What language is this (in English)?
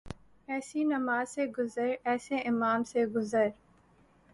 Urdu